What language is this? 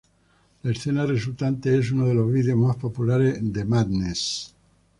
Spanish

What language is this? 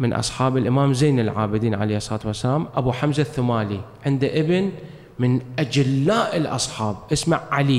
Arabic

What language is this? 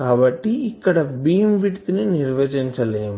Telugu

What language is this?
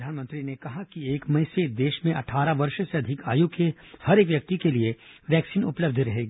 Hindi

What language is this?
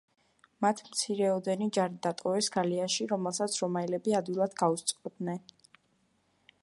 Georgian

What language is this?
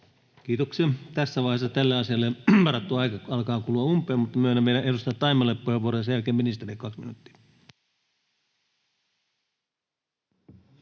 Finnish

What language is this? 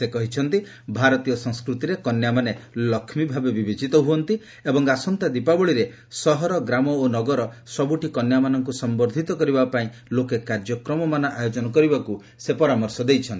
Odia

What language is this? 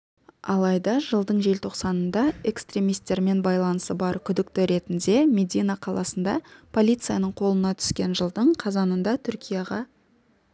Kazakh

